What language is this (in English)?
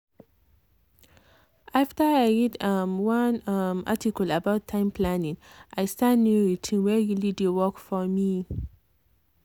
Nigerian Pidgin